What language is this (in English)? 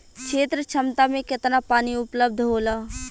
Bhojpuri